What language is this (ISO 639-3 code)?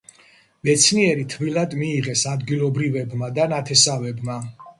kat